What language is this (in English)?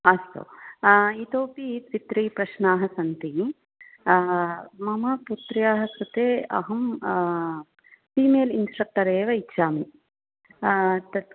Sanskrit